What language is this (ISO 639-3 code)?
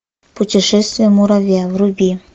rus